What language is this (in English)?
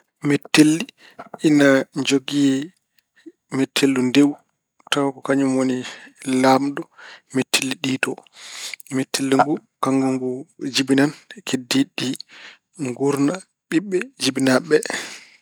Fula